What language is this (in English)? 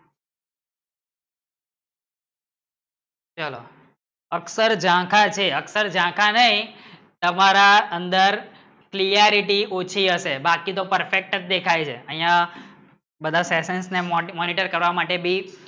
Gujarati